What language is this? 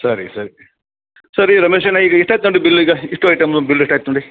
Kannada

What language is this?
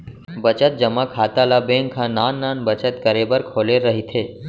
Chhattisgarhi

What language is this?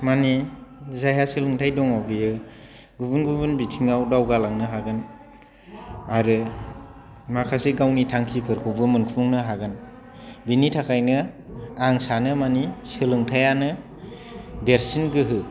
Bodo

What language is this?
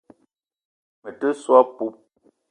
Eton (Cameroon)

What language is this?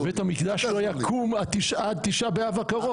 Hebrew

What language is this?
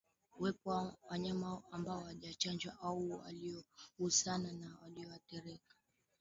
Swahili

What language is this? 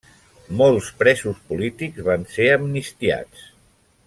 Catalan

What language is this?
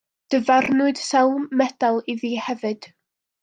Welsh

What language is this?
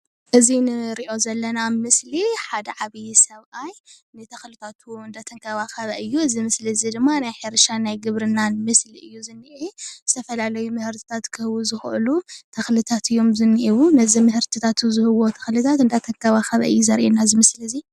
Tigrinya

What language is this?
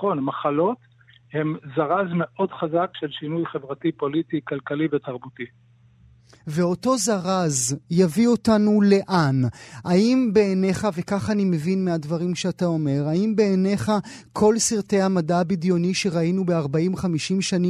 Hebrew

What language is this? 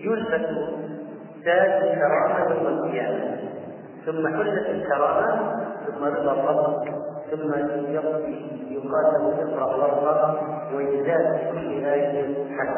Arabic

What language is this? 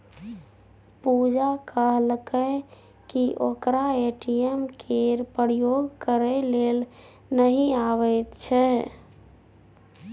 Maithili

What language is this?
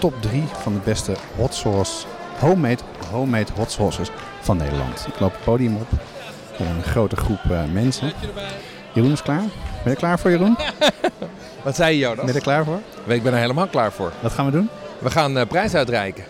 Dutch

